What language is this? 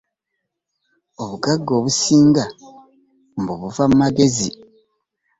Ganda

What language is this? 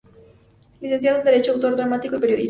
Spanish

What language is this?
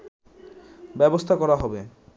Bangla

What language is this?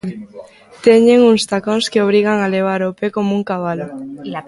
Galician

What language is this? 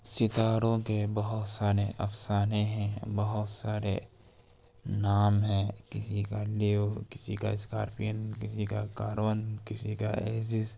Urdu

